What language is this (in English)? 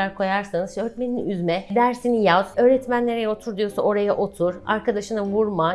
Turkish